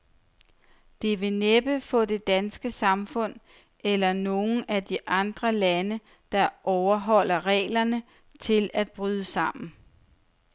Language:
Danish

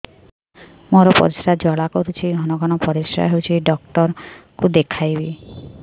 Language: Odia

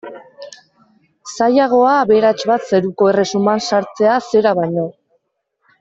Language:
Basque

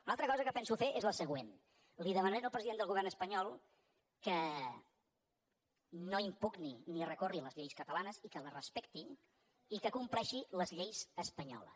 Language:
Catalan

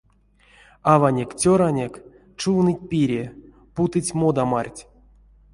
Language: Erzya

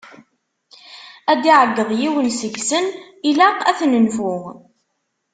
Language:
Kabyle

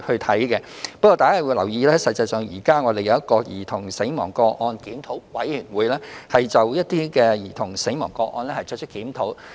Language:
Cantonese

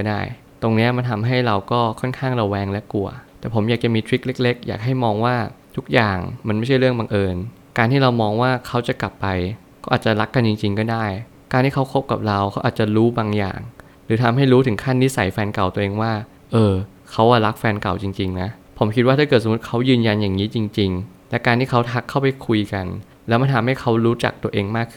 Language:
Thai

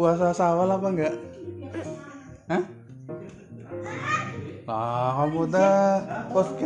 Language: Indonesian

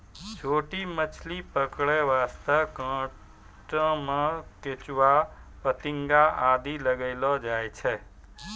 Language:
Maithili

